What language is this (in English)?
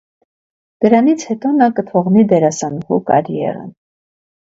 Armenian